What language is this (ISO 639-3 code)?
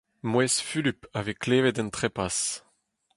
bre